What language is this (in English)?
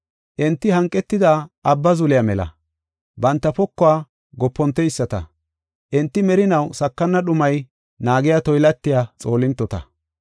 Gofa